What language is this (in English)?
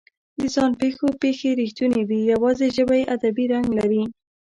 Pashto